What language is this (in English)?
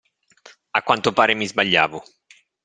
Italian